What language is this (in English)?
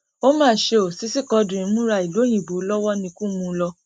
Yoruba